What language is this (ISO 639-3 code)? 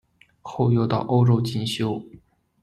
zho